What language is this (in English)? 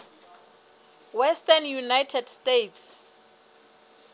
Southern Sotho